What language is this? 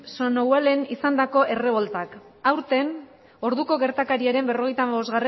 Basque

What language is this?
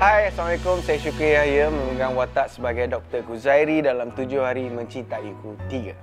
Malay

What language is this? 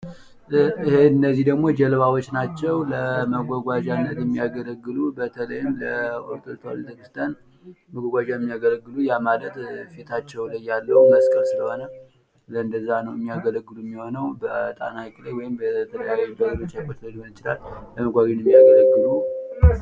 Amharic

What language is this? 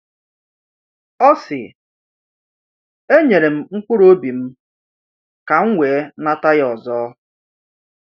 Igbo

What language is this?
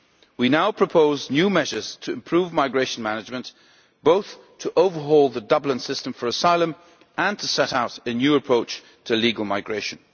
English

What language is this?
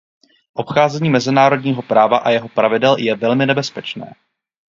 Czech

